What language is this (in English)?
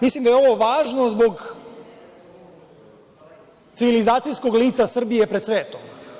Serbian